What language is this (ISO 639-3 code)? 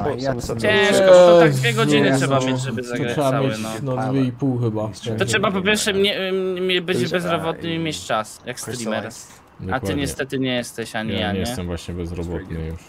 pol